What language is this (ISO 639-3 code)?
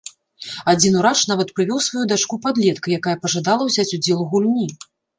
bel